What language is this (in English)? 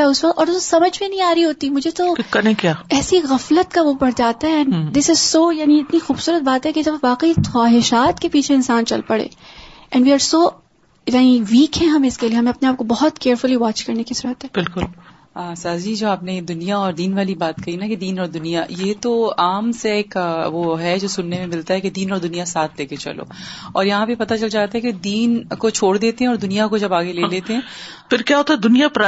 Urdu